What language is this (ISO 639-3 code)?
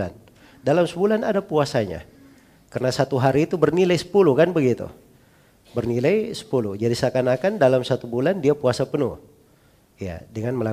ind